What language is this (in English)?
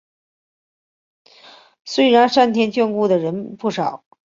Chinese